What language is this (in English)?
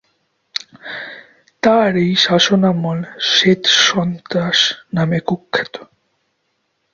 Bangla